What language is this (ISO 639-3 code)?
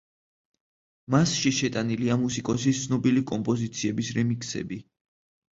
kat